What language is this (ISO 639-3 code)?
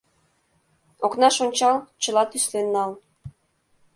chm